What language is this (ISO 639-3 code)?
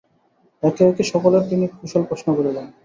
ben